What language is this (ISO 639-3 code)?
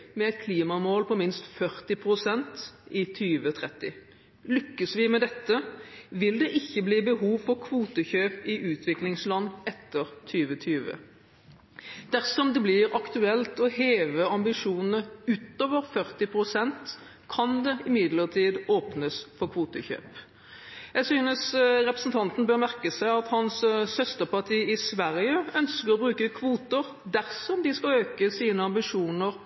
nob